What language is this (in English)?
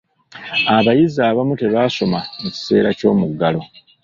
Ganda